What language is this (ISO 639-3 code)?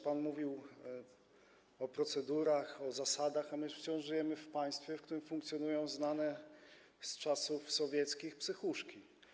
pol